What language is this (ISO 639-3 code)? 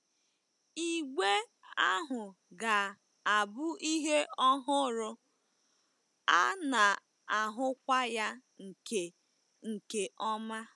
ibo